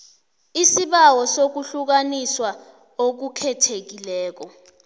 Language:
South Ndebele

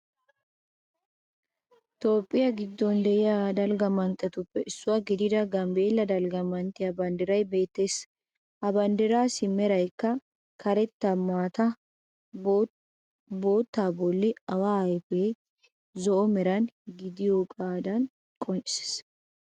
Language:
Wolaytta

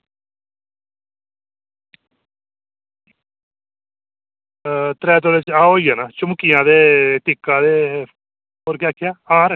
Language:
Dogri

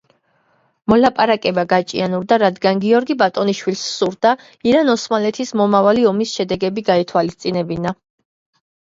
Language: Georgian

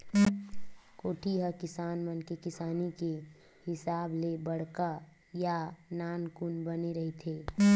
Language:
Chhattisgarhi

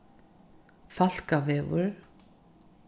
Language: Faroese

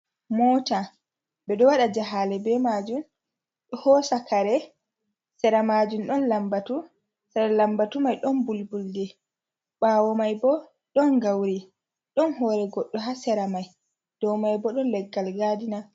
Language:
Fula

